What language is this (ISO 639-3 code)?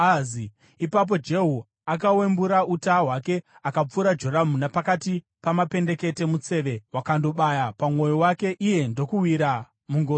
sna